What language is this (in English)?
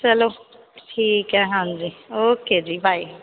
Punjabi